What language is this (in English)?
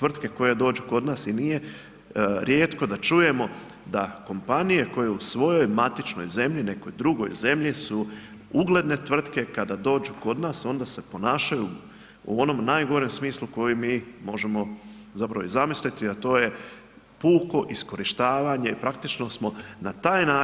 Croatian